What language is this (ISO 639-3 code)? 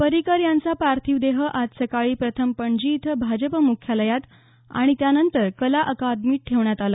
mar